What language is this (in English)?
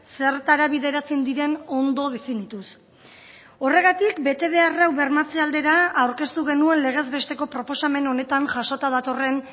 Basque